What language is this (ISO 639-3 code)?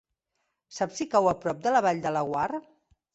cat